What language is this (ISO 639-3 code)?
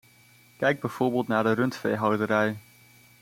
nld